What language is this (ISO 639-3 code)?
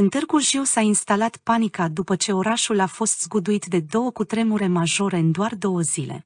ron